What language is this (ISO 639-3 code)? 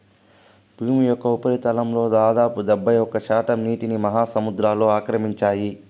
tel